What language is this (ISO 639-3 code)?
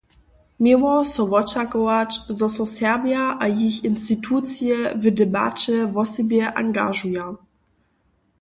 hsb